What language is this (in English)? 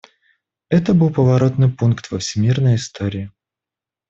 Russian